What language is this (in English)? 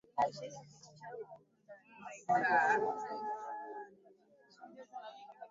Swahili